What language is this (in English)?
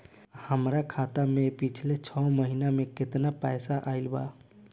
Bhojpuri